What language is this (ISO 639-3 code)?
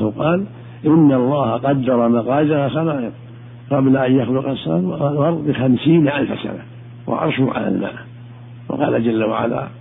ara